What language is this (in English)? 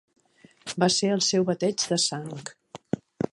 Catalan